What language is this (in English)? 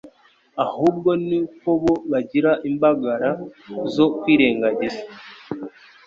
Kinyarwanda